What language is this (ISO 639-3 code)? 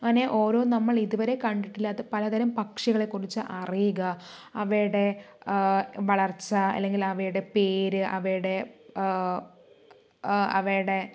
mal